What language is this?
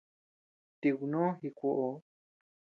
Tepeuxila Cuicatec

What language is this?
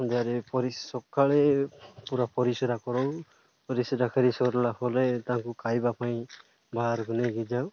Odia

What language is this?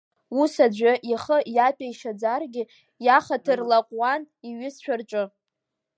Abkhazian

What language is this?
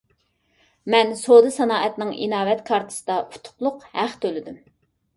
Uyghur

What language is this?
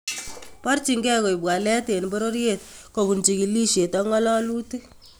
Kalenjin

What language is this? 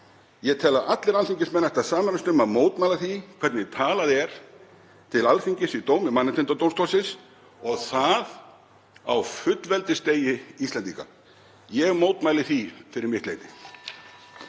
Icelandic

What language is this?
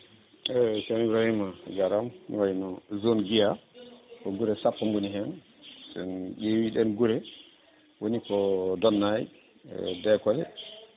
Fula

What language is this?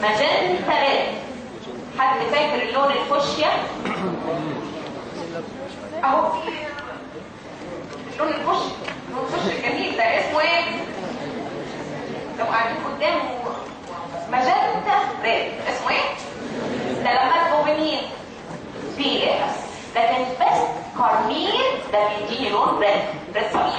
Arabic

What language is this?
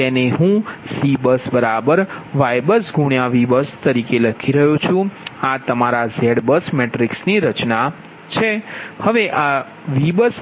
Gujarati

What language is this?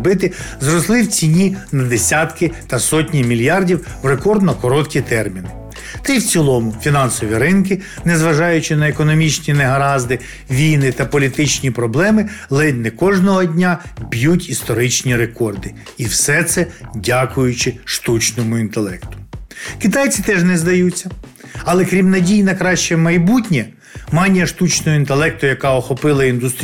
Ukrainian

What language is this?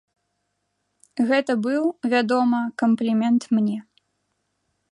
Belarusian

